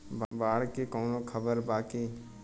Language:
Bhojpuri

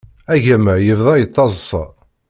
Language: Kabyle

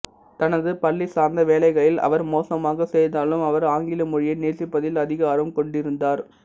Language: Tamil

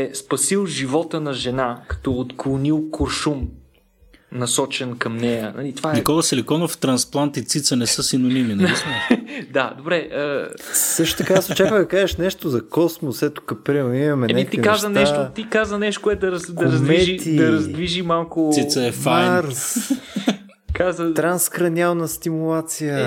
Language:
Bulgarian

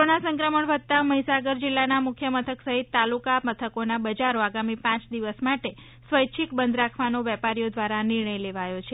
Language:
Gujarati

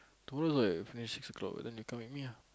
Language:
English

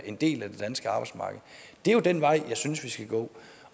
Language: Danish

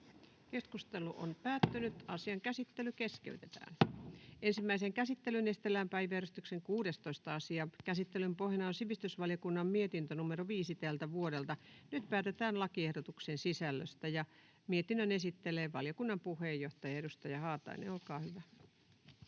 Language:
Finnish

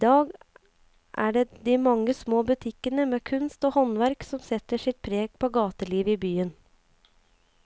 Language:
Norwegian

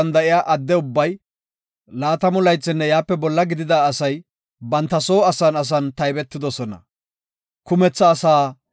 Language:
Gofa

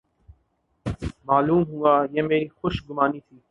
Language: Urdu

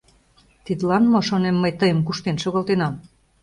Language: Mari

